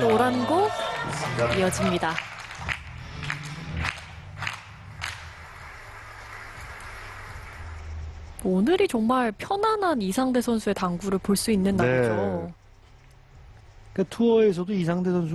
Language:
Korean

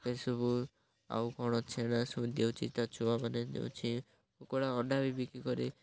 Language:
Odia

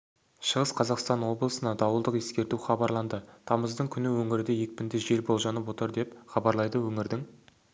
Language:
Kazakh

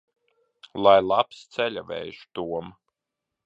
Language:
Latvian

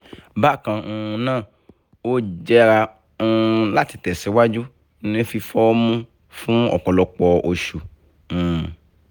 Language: Yoruba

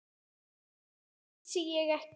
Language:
Icelandic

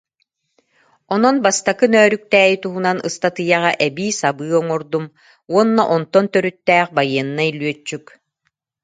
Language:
Yakut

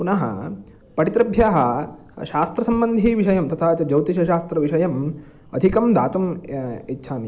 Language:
Sanskrit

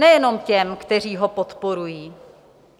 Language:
Czech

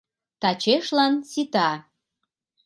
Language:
Mari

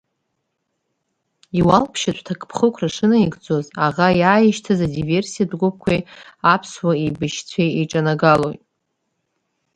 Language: Abkhazian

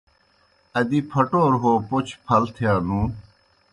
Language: Kohistani Shina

